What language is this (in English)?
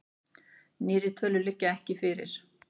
Icelandic